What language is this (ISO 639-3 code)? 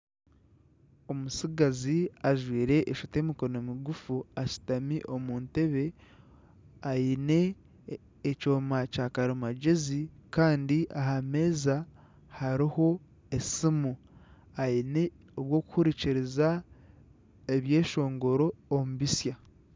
nyn